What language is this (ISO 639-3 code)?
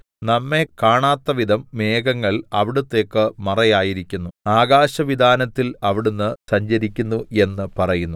mal